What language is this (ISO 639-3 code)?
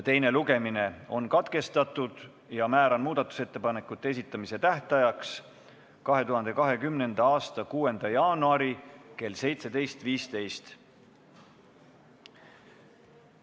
est